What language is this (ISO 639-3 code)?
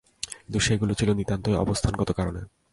ben